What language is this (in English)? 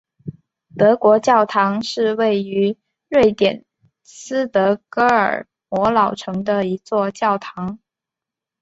Chinese